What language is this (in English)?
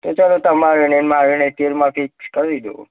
Gujarati